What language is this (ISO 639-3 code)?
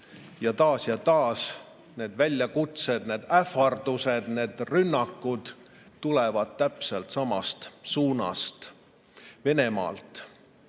est